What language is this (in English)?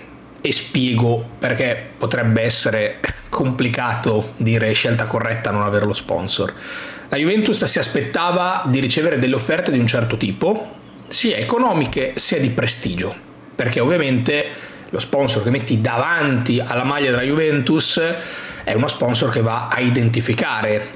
Italian